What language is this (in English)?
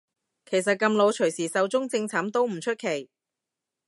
Cantonese